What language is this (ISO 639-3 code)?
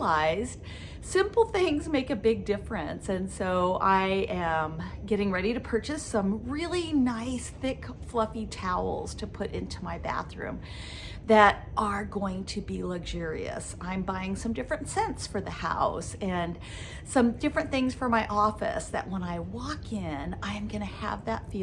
eng